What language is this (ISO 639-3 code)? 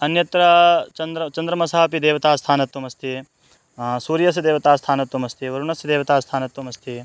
san